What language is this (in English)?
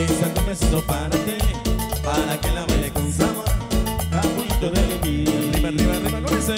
Spanish